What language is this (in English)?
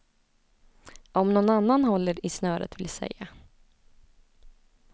Swedish